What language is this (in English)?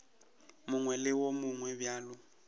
Northern Sotho